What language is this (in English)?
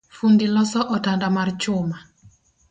Luo (Kenya and Tanzania)